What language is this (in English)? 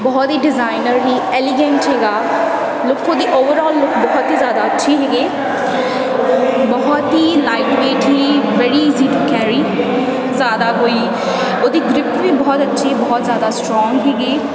Punjabi